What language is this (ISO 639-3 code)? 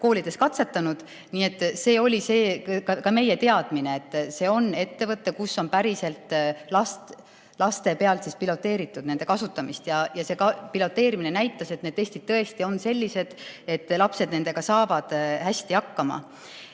est